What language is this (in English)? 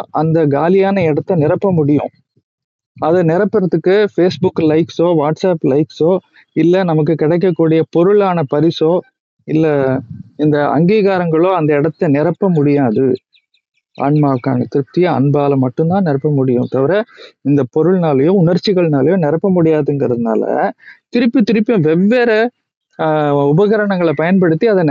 Tamil